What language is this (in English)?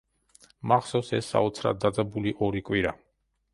Georgian